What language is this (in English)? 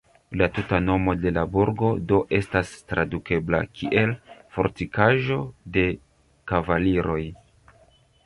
Esperanto